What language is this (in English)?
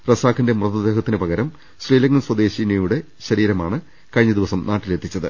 Malayalam